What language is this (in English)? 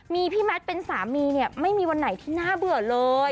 Thai